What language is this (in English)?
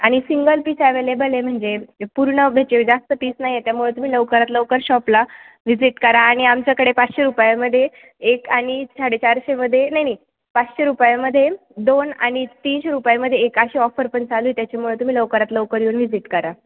Marathi